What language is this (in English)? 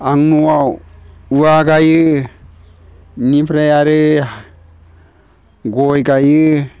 Bodo